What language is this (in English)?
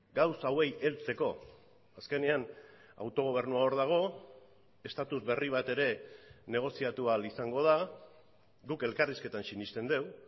Basque